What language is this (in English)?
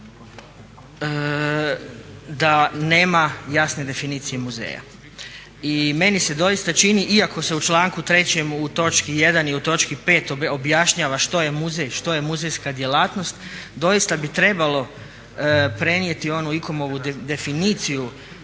Croatian